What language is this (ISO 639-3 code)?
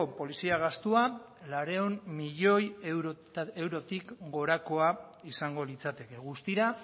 eus